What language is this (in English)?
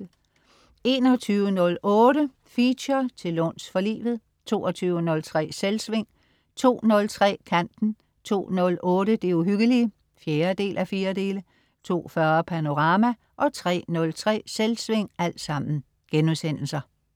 Danish